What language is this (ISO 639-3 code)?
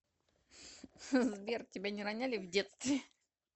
rus